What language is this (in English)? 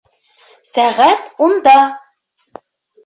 Bashkir